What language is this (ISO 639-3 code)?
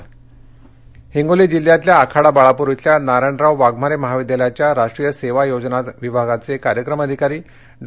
mar